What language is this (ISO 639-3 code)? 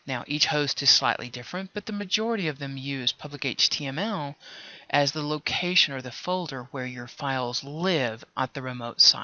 eng